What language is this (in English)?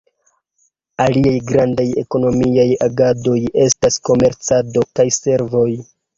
Esperanto